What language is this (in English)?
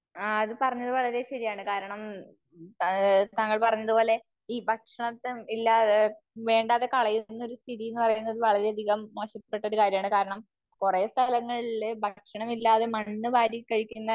Malayalam